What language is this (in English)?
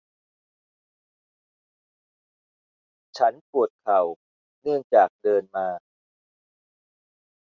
Thai